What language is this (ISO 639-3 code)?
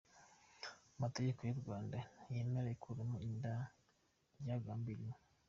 kin